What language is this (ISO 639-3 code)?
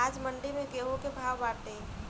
bho